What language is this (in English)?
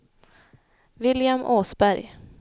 Swedish